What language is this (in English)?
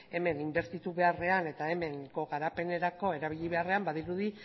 Basque